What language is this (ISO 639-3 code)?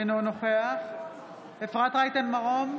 heb